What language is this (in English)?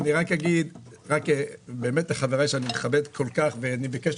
Hebrew